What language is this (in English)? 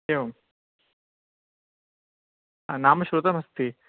Sanskrit